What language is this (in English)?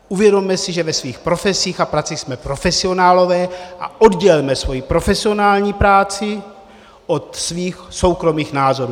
Czech